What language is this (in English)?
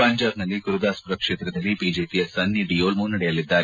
Kannada